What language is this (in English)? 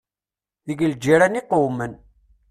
Kabyle